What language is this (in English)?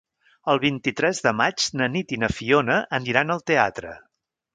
Catalan